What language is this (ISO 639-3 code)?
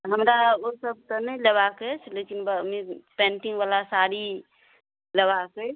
mai